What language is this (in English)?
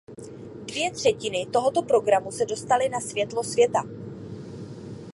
Czech